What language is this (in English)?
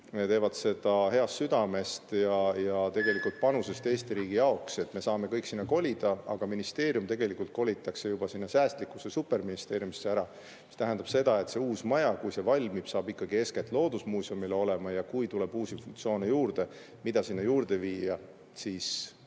Estonian